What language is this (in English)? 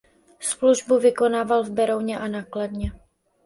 Czech